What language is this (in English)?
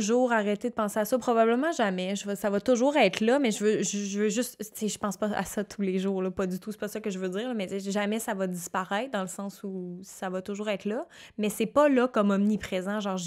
French